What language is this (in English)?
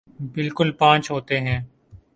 Urdu